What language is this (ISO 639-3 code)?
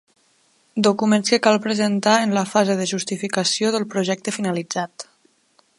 cat